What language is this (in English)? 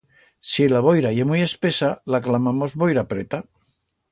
Aragonese